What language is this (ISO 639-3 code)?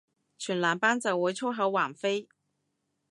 yue